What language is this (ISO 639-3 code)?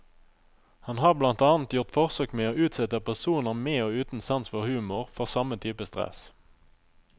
nor